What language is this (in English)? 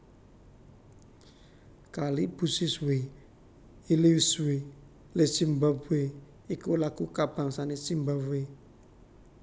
Javanese